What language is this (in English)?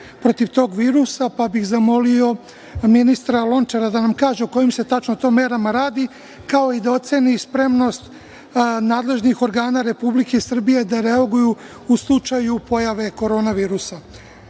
Serbian